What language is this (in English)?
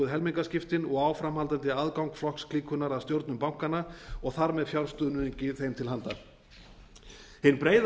Icelandic